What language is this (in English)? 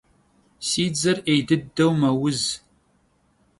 Kabardian